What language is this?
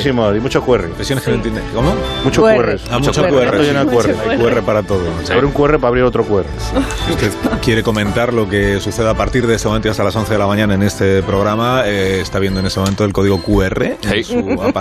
Spanish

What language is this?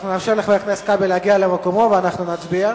Hebrew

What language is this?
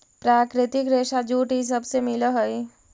Magahi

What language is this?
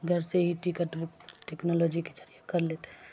Urdu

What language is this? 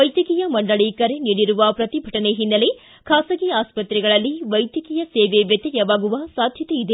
Kannada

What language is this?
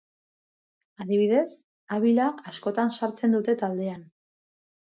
Basque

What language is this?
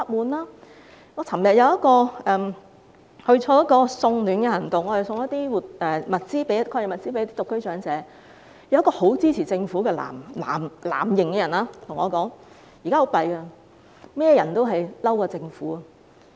Cantonese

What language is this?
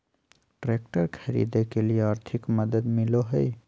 Magahi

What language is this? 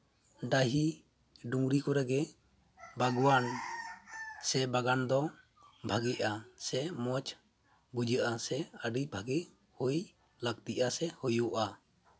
Santali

